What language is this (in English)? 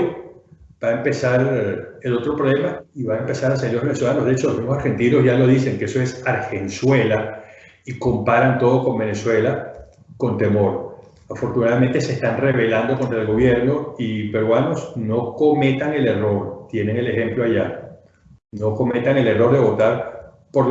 Spanish